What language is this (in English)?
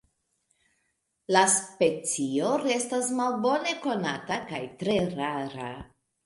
Esperanto